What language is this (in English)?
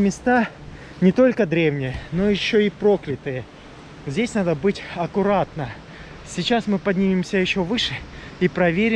Russian